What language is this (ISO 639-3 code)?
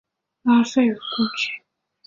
zho